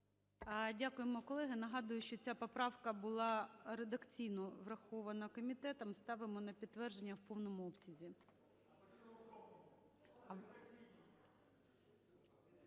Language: Ukrainian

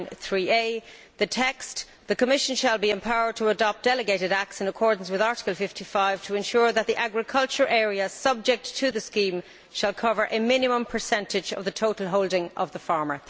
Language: English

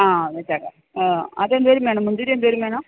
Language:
Malayalam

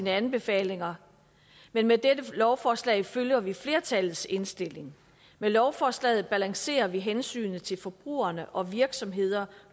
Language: Danish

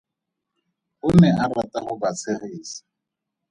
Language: Tswana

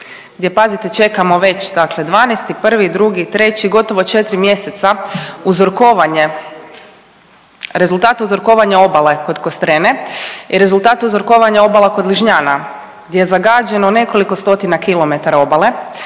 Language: Croatian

